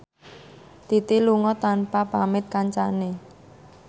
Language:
Javanese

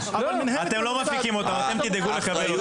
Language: Hebrew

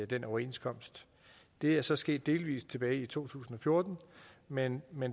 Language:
Danish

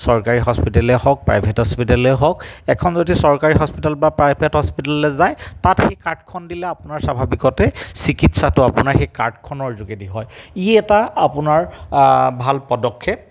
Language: Assamese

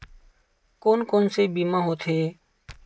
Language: Chhattisgarhi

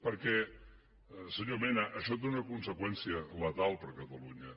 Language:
Catalan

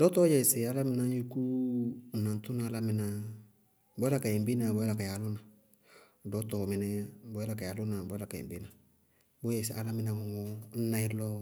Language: Bago-Kusuntu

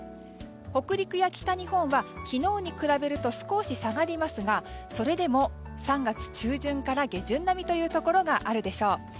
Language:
Japanese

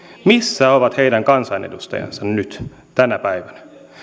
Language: Finnish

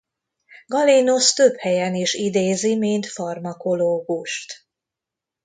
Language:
Hungarian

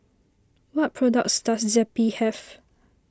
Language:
English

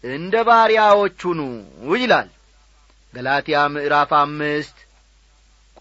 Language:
Amharic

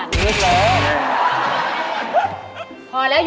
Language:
Thai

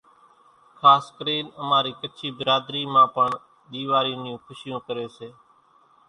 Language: Kachi Koli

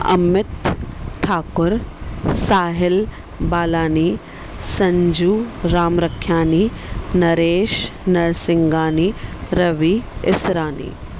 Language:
Sindhi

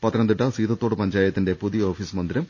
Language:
Malayalam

